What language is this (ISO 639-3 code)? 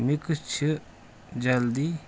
kas